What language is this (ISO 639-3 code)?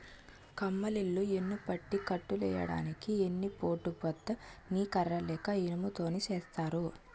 tel